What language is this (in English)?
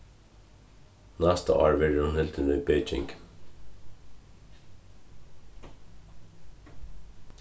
Faroese